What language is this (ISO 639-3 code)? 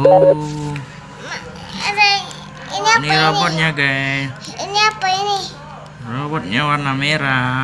ind